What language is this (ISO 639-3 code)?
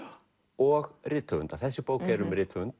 isl